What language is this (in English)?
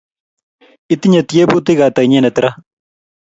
Kalenjin